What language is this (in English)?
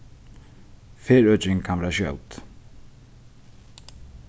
Faroese